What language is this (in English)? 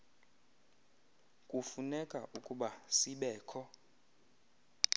Xhosa